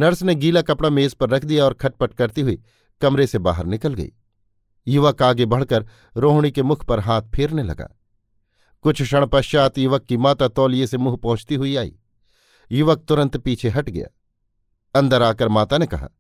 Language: Hindi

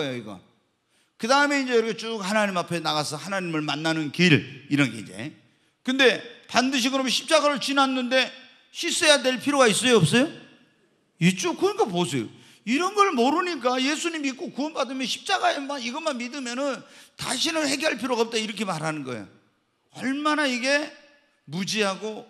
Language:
Korean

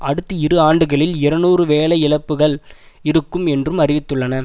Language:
Tamil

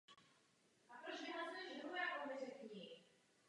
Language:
Czech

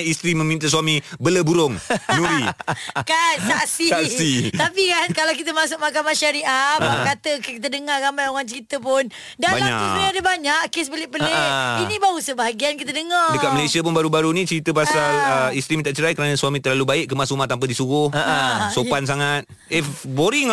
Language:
Malay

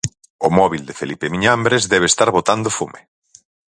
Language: Galician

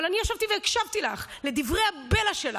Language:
Hebrew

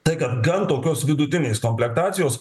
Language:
Lithuanian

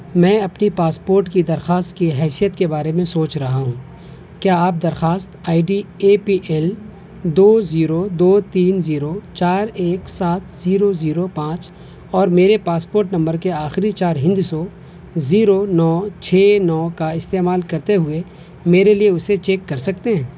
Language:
Urdu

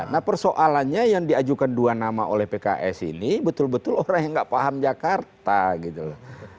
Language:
Indonesian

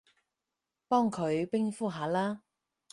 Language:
Cantonese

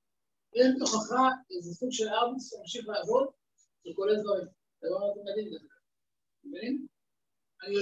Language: Hebrew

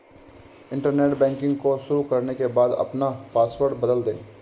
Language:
Hindi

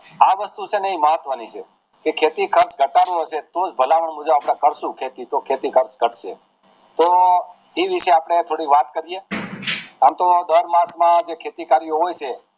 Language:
Gujarati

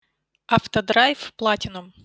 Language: Russian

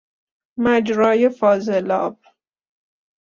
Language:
Persian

